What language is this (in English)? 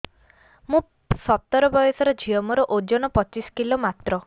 Odia